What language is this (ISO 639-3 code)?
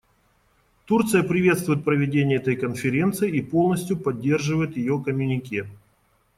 rus